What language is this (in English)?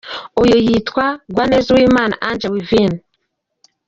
Kinyarwanda